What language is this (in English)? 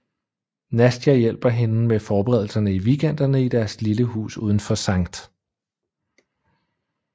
Danish